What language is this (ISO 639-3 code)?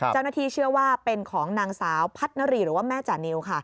tha